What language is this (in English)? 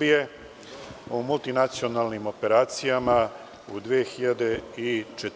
Serbian